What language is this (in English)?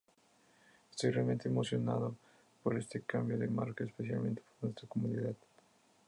Spanish